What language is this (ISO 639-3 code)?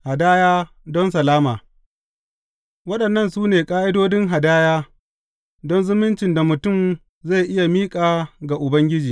hau